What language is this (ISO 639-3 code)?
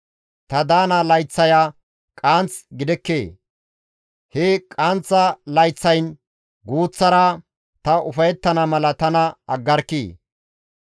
gmv